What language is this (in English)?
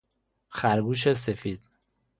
Persian